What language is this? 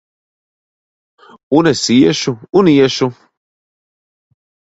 Latvian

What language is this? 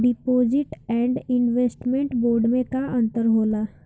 Bhojpuri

